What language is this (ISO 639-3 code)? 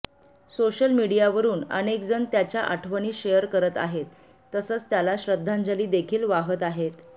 mar